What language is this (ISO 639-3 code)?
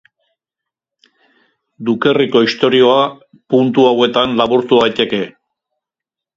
eus